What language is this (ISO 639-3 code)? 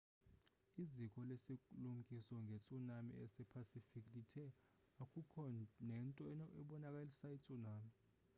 xho